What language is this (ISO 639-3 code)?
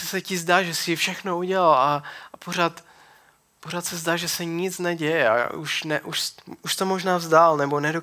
ces